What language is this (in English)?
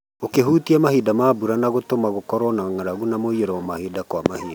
Kikuyu